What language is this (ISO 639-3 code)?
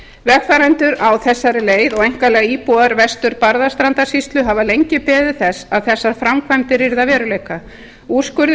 isl